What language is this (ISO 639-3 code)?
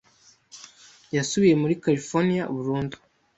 kin